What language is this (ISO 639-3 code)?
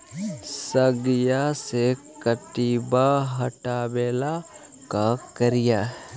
mag